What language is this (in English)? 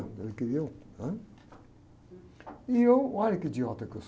Portuguese